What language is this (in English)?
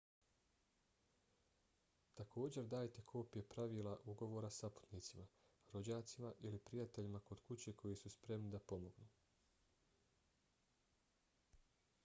Bosnian